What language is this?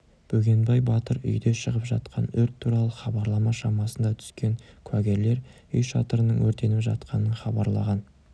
Kazakh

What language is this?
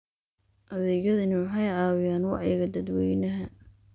Somali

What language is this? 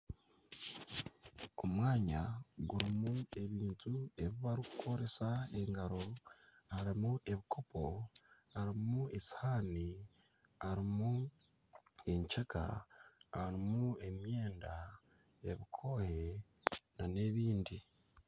Nyankole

